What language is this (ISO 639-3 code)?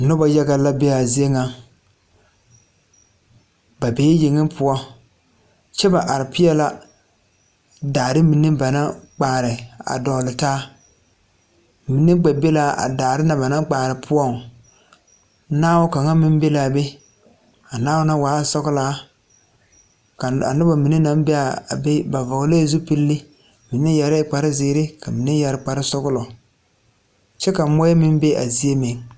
dga